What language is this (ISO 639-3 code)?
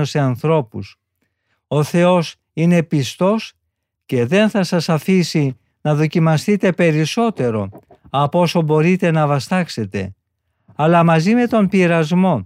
ell